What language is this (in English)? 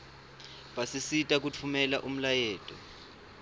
Swati